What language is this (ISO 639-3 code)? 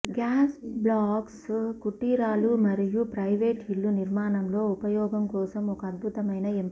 tel